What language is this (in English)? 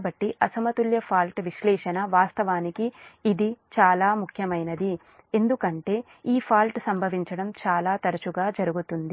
Telugu